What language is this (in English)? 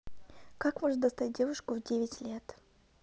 Russian